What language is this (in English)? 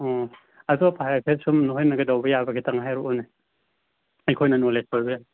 Manipuri